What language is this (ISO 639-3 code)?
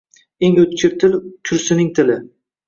uzb